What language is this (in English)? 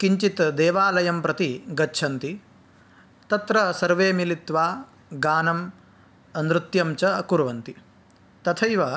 Sanskrit